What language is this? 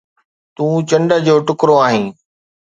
Sindhi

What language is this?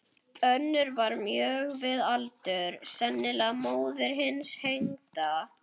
Icelandic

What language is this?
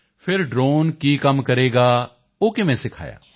Punjabi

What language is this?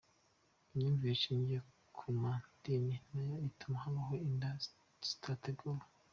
Kinyarwanda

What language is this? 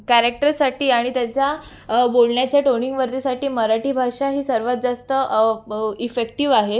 Marathi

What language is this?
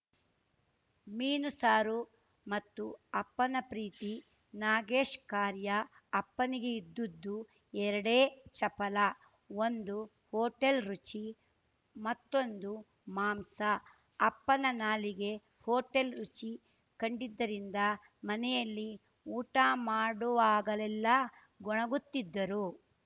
Kannada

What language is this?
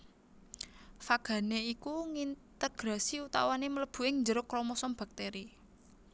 Javanese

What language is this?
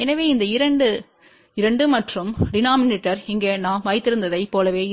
Tamil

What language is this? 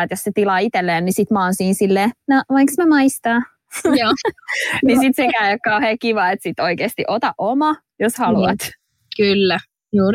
Finnish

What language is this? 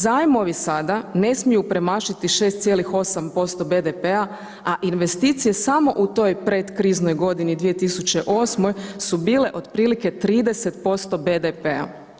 Croatian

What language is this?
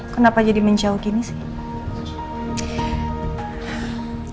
Indonesian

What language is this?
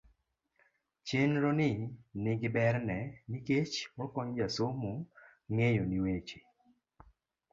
Luo (Kenya and Tanzania)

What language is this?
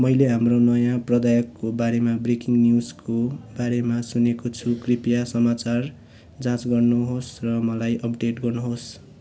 Nepali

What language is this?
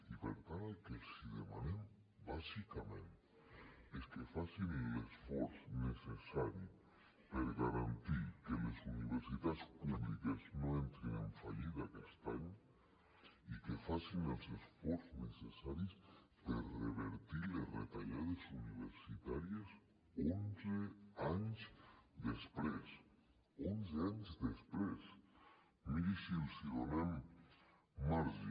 Catalan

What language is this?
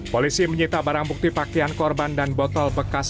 Indonesian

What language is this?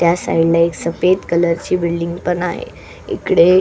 Marathi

